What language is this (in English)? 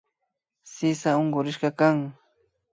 Imbabura Highland Quichua